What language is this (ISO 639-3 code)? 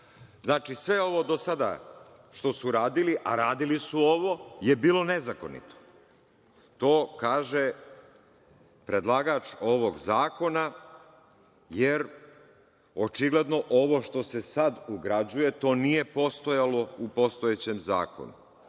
srp